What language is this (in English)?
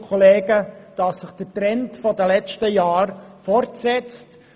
Swiss German